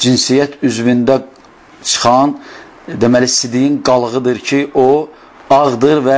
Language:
Turkish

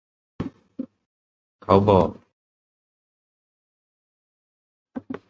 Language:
Thai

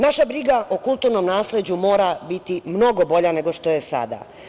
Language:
Serbian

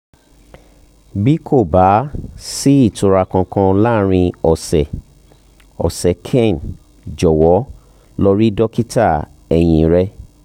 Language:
Yoruba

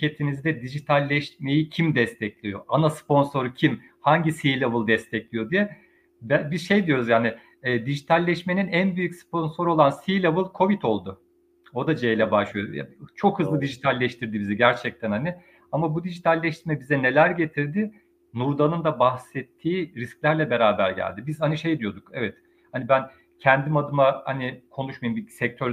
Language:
Turkish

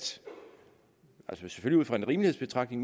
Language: Danish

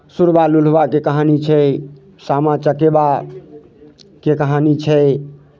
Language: Maithili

